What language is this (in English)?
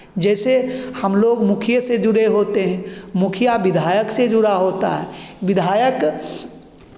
Hindi